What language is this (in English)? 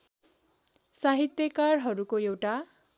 Nepali